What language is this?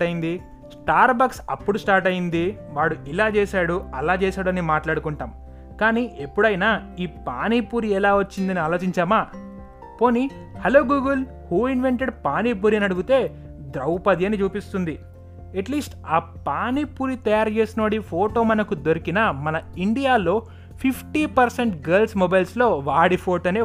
Telugu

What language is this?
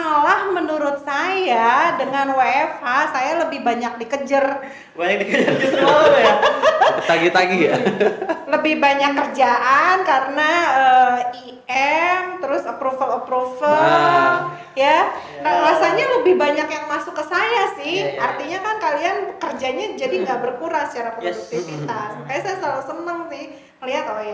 Indonesian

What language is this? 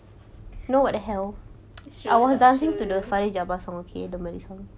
English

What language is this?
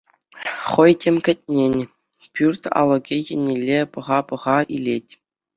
Chuvash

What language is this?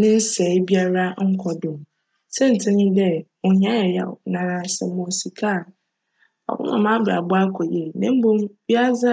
Akan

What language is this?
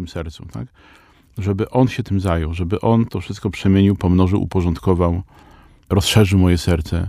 Polish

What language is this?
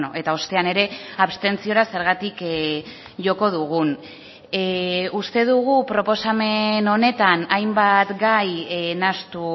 Basque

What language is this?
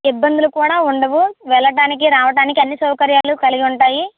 Telugu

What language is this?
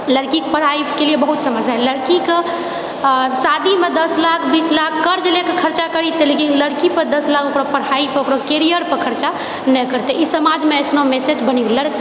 Maithili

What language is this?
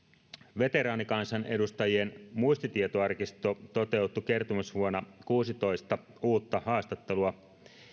Finnish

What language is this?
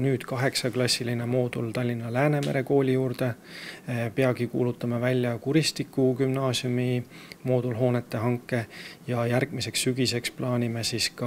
Finnish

